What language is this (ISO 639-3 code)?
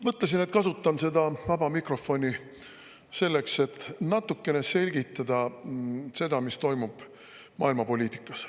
est